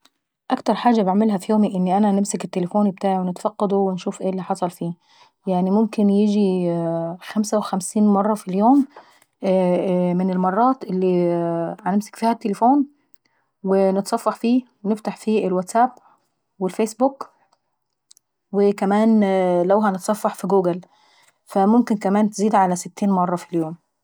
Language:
Saidi Arabic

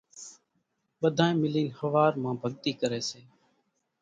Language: Kachi Koli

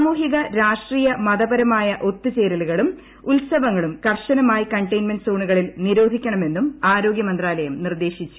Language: Malayalam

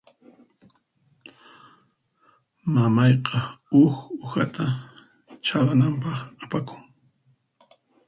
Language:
Puno Quechua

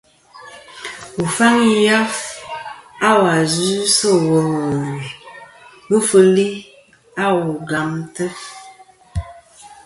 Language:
Kom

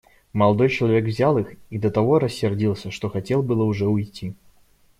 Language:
Russian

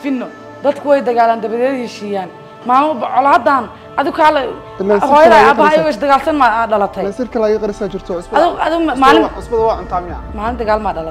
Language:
Arabic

